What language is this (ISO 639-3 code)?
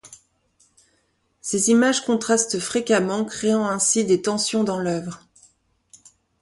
fra